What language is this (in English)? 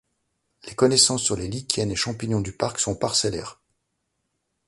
French